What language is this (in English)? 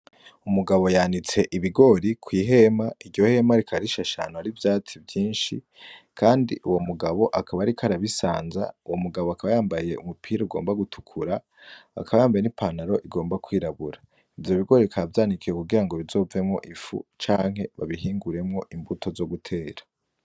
Rundi